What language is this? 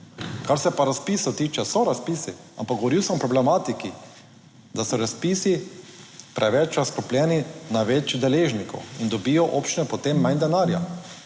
Slovenian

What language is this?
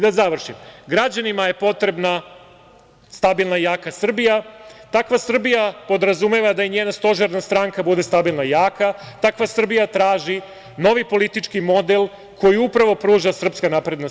Serbian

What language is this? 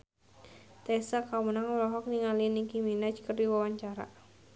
Sundanese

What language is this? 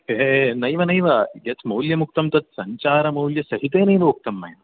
Sanskrit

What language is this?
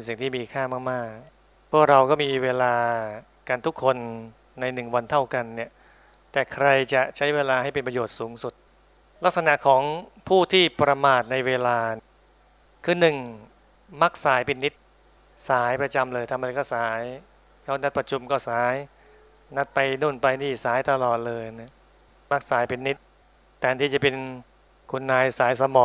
Thai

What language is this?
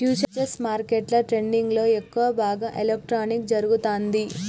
Telugu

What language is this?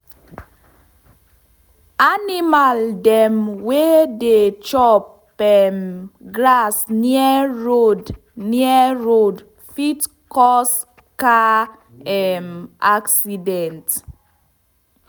Nigerian Pidgin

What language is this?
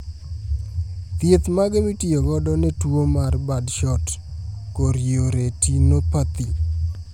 Luo (Kenya and Tanzania)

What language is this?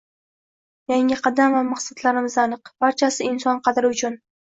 Uzbek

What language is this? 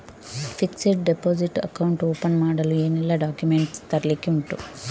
Kannada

